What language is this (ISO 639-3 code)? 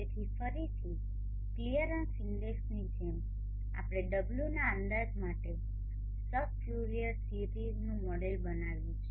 guj